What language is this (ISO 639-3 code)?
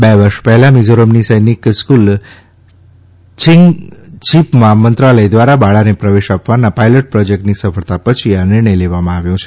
guj